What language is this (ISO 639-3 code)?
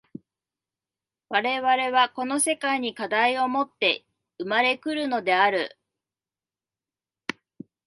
jpn